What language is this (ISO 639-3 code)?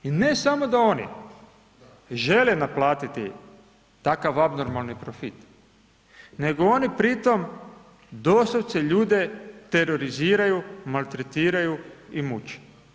hrv